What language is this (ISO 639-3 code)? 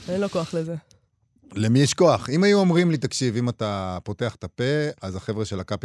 heb